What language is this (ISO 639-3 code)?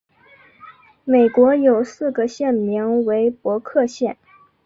zho